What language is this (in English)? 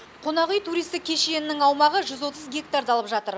Kazakh